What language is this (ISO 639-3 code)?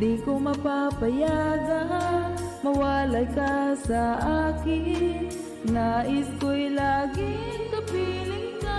fil